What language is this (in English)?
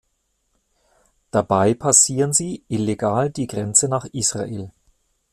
German